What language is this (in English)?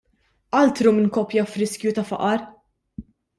Maltese